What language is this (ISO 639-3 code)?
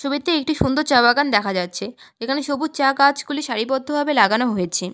ben